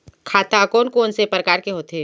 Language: Chhattisgarhi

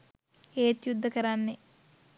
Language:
Sinhala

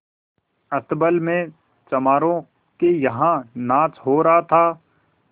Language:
Hindi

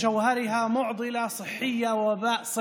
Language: Hebrew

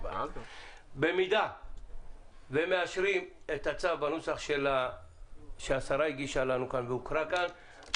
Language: Hebrew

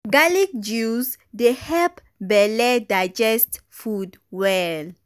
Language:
Nigerian Pidgin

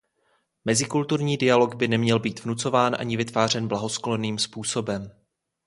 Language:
Czech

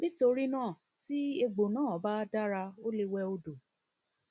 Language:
Yoruba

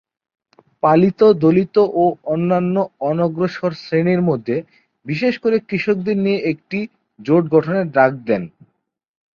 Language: Bangla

